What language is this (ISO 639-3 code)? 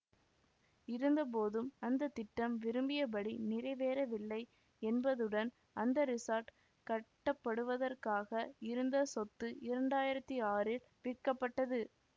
tam